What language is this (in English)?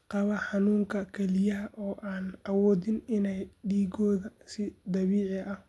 Somali